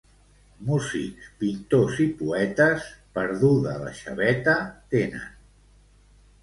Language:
Catalan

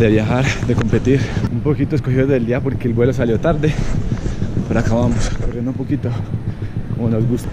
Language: Spanish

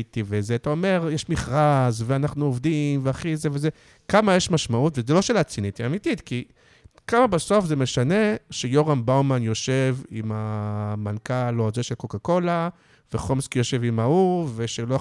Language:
Hebrew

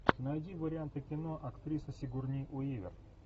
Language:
Russian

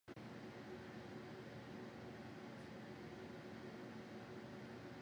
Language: Punjabi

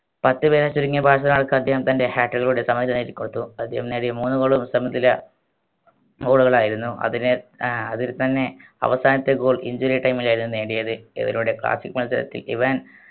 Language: Malayalam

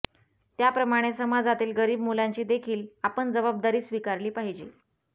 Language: Marathi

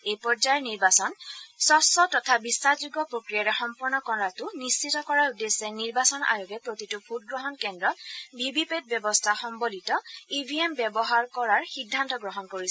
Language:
Assamese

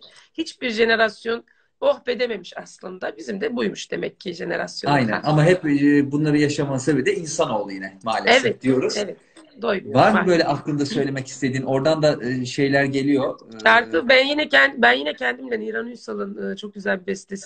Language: Turkish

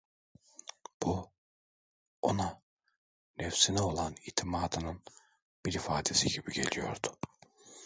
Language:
Turkish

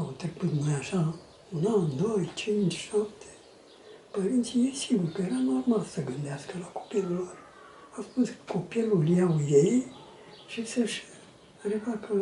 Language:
Romanian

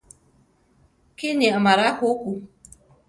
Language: Central Tarahumara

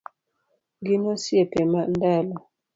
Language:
Luo (Kenya and Tanzania)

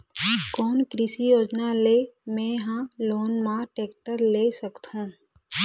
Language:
Chhattisgarhi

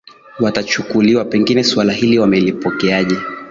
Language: Swahili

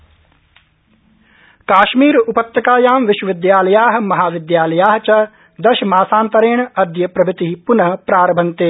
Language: Sanskrit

